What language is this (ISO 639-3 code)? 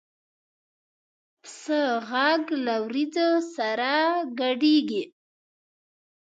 pus